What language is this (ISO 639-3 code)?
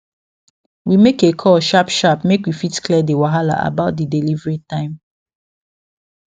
pcm